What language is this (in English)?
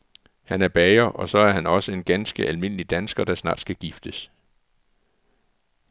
Danish